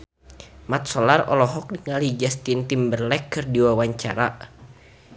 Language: Sundanese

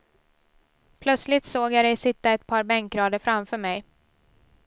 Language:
Swedish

